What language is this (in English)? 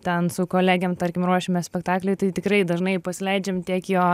Lithuanian